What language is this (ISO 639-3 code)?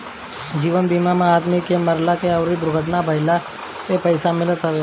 bho